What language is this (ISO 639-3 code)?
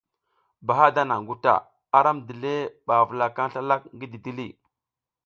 giz